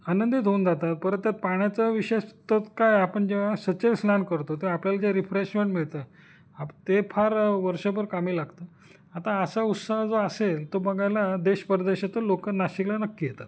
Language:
Marathi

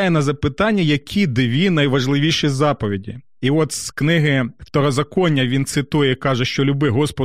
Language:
Ukrainian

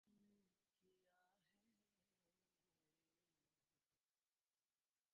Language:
Bangla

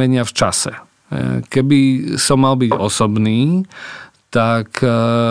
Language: Slovak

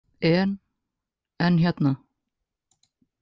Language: Icelandic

